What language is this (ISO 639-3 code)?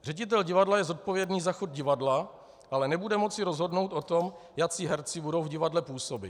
ces